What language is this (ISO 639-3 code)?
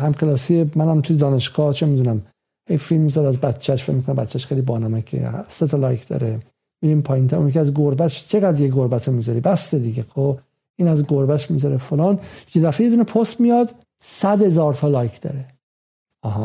fas